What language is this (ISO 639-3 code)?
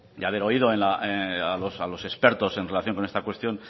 spa